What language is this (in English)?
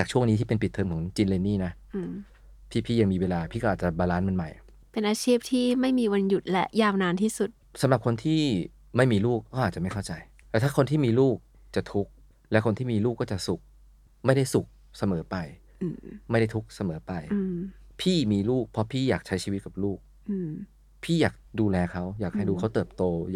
Thai